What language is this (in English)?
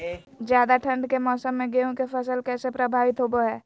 Magahi